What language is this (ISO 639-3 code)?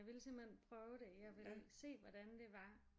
dan